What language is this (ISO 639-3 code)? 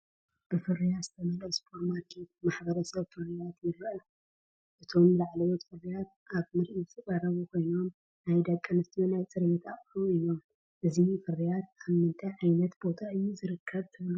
tir